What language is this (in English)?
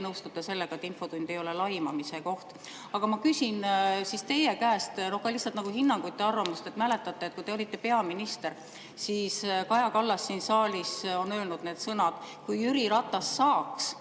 Estonian